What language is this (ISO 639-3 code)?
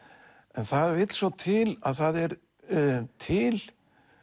isl